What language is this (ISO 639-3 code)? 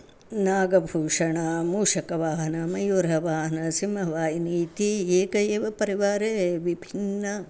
san